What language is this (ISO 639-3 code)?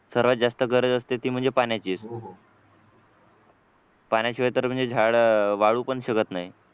mar